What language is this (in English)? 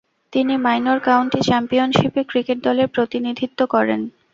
Bangla